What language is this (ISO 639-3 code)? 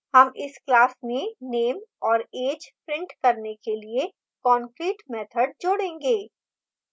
hin